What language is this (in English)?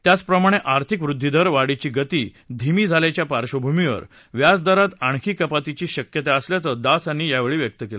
Marathi